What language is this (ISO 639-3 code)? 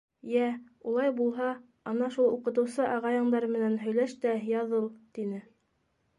bak